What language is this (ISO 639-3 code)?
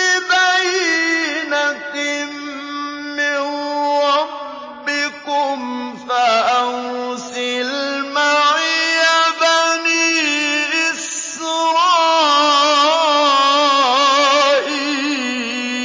ara